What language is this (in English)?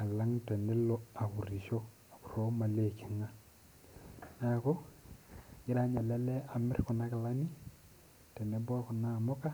Masai